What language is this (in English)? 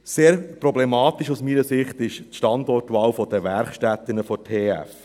Swiss German